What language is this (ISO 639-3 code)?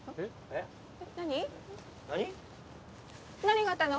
jpn